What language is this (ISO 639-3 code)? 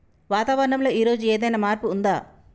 tel